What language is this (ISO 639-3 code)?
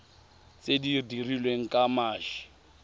tsn